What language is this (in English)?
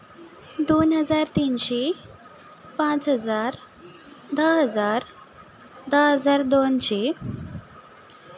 Konkani